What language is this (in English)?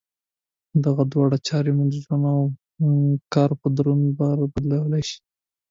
Pashto